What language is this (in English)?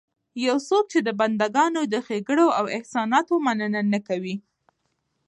Pashto